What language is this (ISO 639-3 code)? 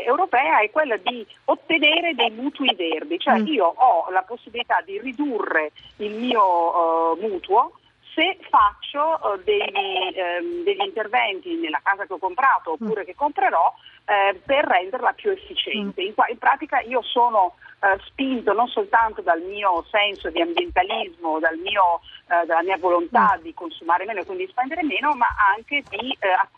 ita